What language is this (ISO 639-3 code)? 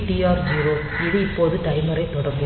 tam